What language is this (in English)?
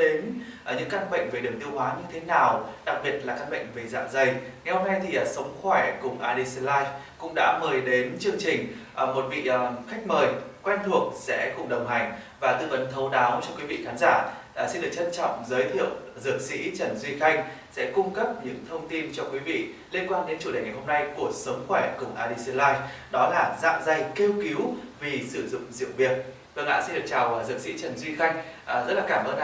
Vietnamese